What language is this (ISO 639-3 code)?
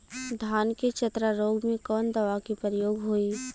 bho